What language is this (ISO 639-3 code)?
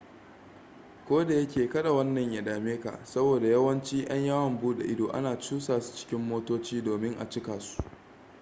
hau